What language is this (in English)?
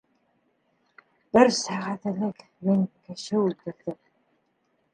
Bashkir